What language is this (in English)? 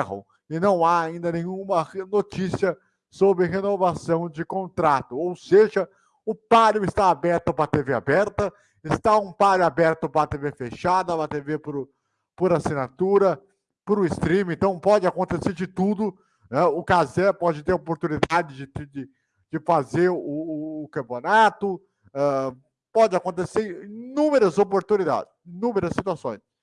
Portuguese